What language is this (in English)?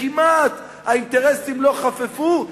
Hebrew